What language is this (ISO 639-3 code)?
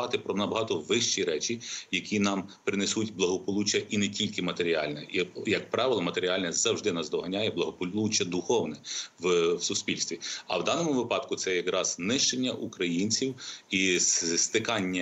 ukr